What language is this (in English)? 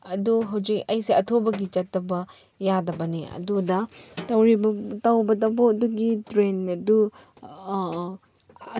Manipuri